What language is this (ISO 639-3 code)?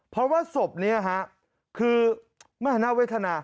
tha